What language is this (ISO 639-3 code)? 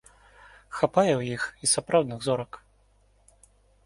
bel